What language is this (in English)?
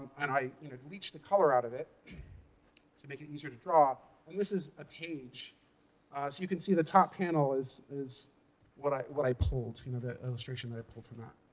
English